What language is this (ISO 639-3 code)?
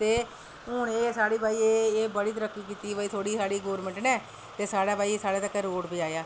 doi